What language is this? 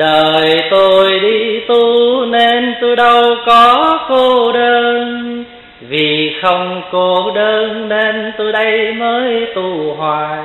Vietnamese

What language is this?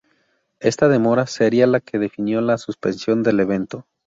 Spanish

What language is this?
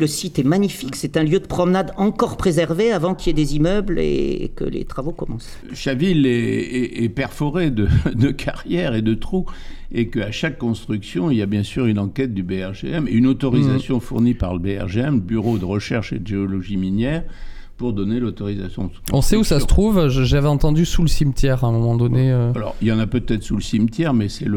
French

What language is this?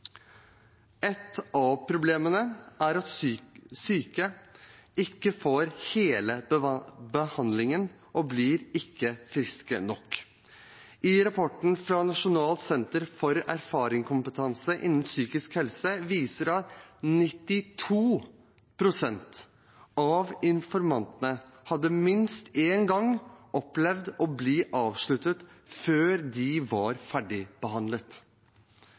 Norwegian Bokmål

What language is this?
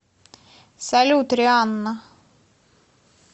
Russian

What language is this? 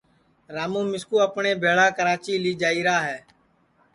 Sansi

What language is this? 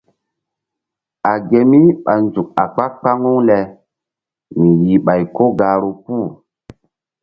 Mbum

